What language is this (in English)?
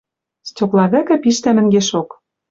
Western Mari